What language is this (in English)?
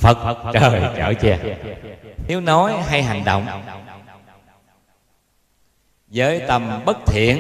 Vietnamese